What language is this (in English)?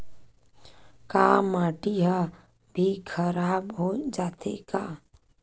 Chhattisgarhi